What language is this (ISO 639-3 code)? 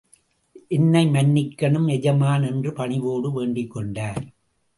tam